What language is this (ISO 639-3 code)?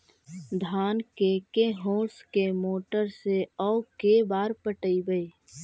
mag